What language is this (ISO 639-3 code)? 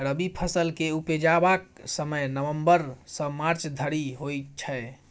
mai